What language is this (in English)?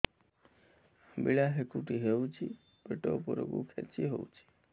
Odia